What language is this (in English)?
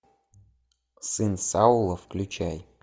Russian